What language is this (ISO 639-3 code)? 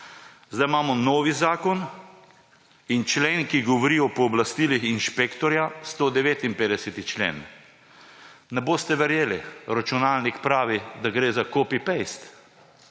slv